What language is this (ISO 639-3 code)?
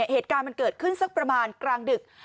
tha